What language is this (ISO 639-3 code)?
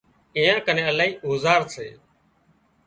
kxp